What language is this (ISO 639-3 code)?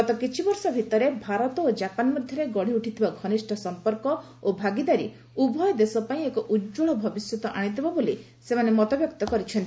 ori